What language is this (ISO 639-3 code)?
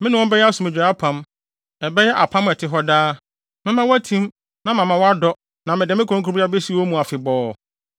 aka